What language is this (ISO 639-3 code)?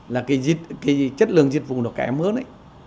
vie